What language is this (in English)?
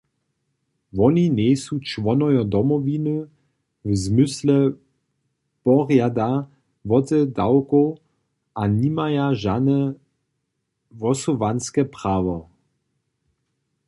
Upper Sorbian